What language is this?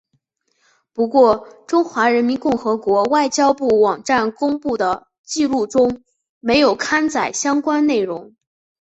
Chinese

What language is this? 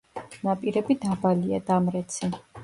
Georgian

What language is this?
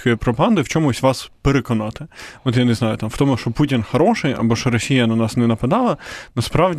Ukrainian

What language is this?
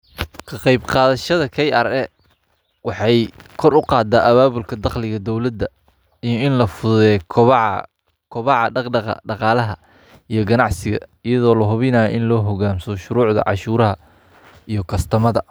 Somali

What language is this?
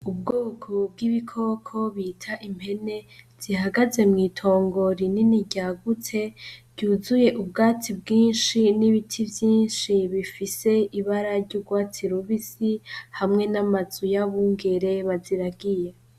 Rundi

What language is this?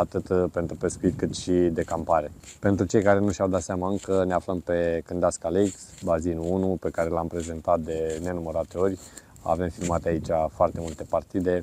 Romanian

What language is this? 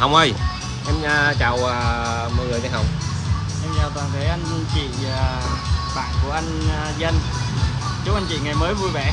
Vietnamese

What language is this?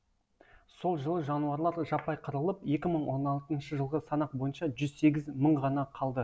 Kazakh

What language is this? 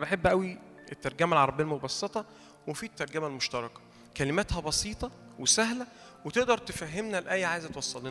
Arabic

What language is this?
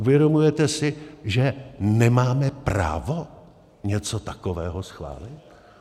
Czech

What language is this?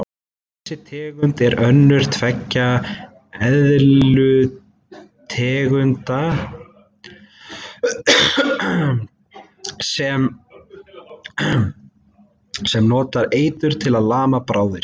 Icelandic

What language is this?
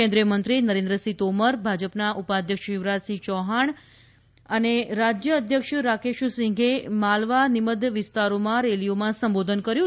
Gujarati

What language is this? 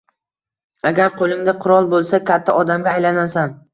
Uzbek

